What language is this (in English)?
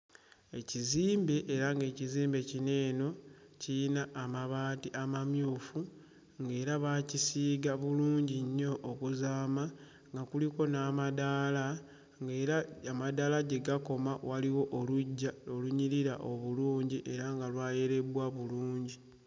Ganda